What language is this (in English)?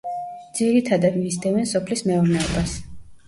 Georgian